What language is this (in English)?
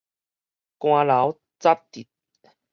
Min Nan Chinese